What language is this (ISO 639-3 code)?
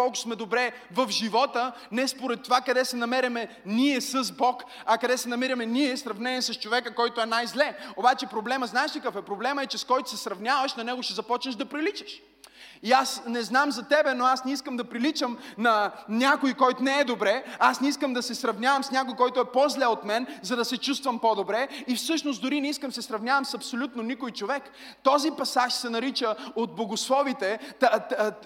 bul